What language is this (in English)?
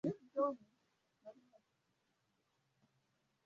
Swahili